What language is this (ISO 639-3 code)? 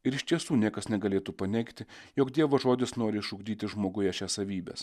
lit